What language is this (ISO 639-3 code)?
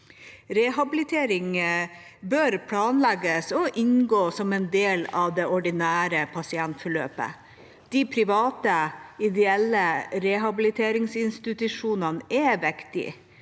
nor